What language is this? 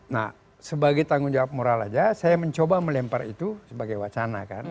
Indonesian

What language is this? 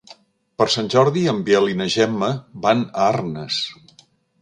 Catalan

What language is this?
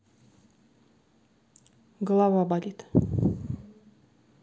Russian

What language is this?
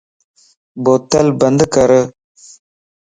Lasi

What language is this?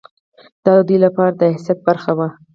Pashto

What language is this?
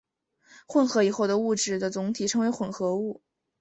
Chinese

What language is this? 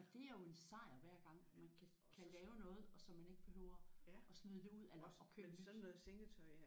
Danish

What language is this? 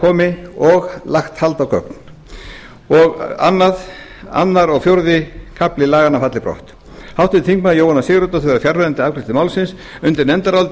Icelandic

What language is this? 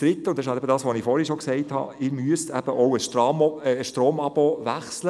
Swiss German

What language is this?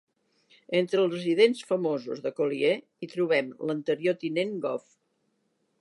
Catalan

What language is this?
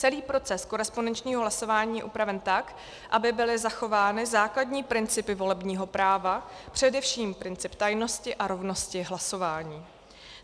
Czech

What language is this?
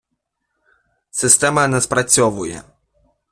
Ukrainian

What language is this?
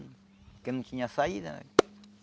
Portuguese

